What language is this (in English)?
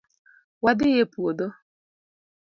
Luo (Kenya and Tanzania)